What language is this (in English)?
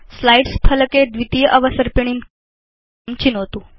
Sanskrit